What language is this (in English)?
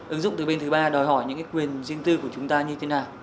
Vietnamese